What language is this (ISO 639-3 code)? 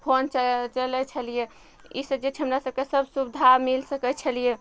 mai